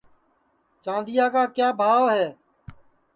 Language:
Sansi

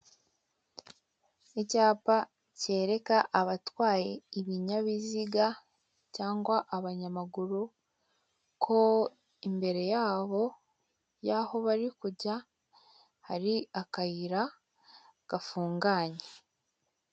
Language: Kinyarwanda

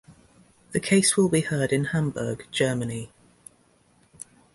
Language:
English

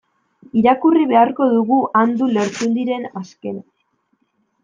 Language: Basque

